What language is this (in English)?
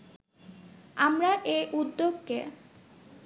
Bangla